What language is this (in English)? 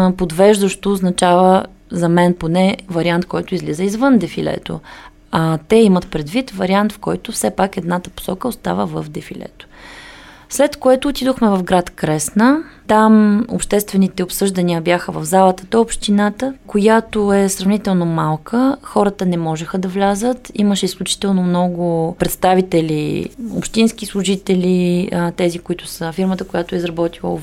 Bulgarian